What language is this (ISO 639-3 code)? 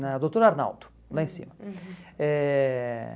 por